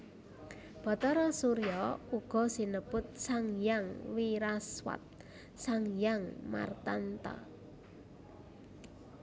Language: Javanese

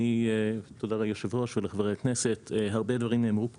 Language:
Hebrew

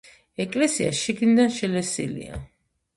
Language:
Georgian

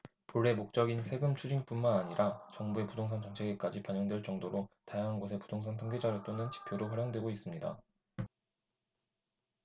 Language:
Korean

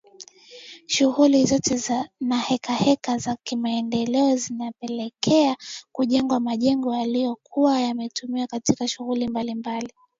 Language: Swahili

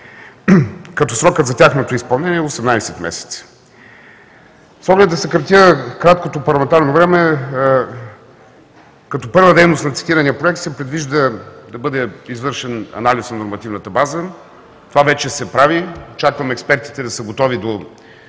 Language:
Bulgarian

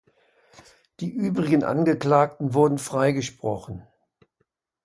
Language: German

